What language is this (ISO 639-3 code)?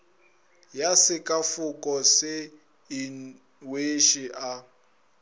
nso